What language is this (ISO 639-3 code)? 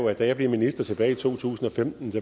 dan